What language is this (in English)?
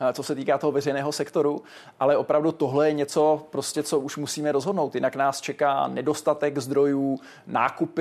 Czech